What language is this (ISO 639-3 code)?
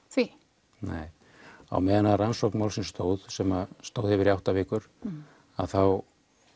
isl